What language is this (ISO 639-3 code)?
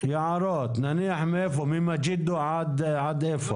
heb